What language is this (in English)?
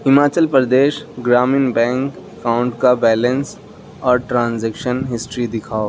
Urdu